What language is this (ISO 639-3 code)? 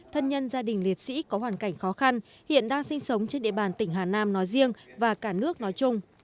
vie